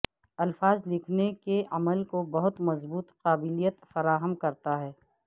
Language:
Urdu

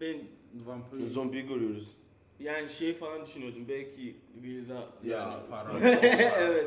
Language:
Turkish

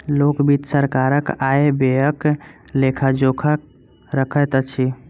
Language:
Maithili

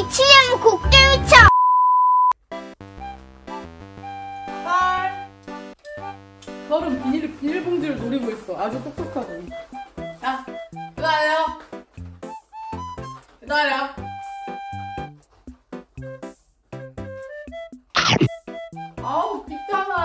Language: Korean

